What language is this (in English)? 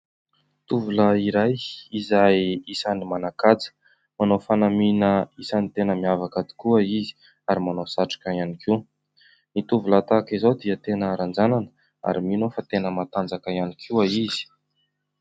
Malagasy